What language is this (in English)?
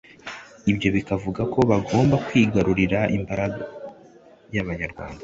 Kinyarwanda